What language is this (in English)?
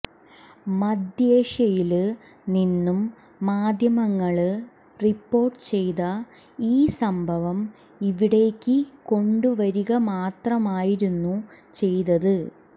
Malayalam